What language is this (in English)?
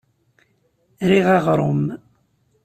Kabyle